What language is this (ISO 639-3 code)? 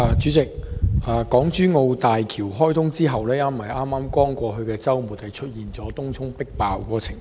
yue